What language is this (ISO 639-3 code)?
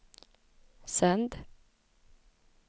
swe